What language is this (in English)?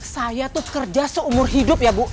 Indonesian